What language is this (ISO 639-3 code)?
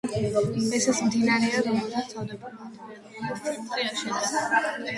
kat